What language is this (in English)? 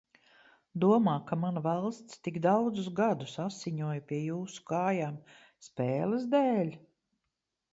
Latvian